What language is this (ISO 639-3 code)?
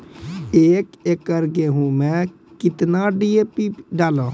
mai